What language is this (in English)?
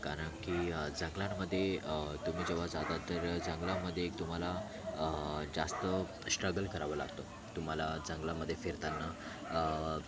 Marathi